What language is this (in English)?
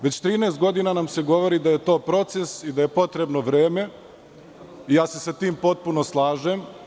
Serbian